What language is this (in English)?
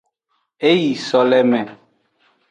Aja (Benin)